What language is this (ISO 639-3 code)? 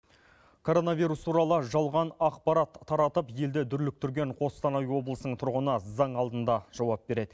kaz